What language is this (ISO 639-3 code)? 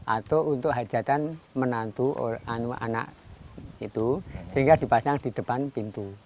ind